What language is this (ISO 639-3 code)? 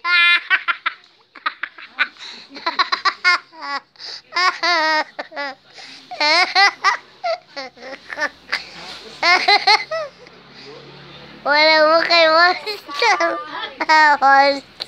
ind